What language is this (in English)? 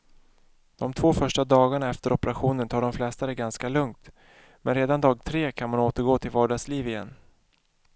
Swedish